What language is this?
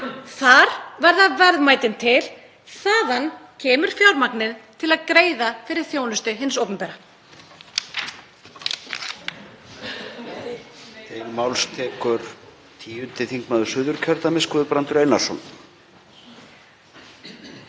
Icelandic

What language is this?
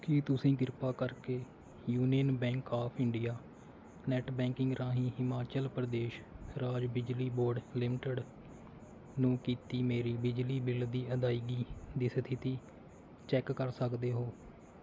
Punjabi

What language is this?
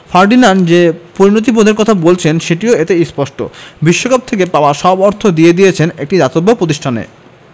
Bangla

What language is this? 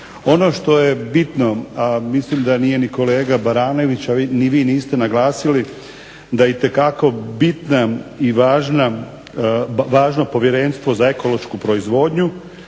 Croatian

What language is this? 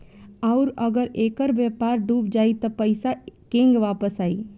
Bhojpuri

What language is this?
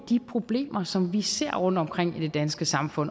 Danish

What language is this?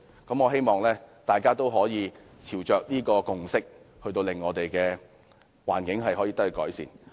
Cantonese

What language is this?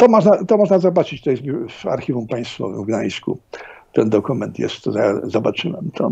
Polish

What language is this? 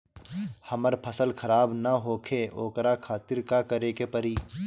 Bhojpuri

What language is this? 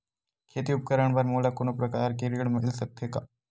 Chhattisgarhi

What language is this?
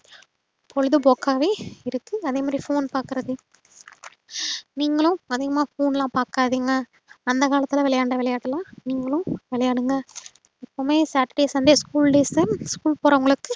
Tamil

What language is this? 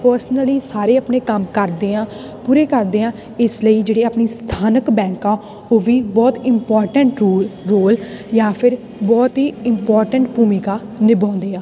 Punjabi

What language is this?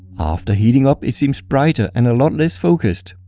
English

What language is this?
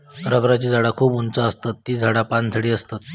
Marathi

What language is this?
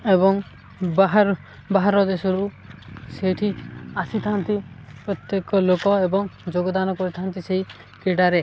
Odia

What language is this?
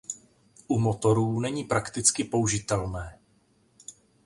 Czech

